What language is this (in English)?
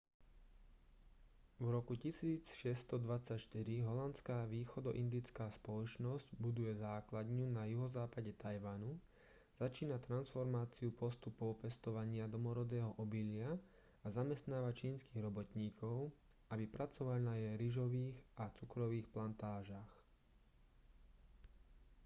Slovak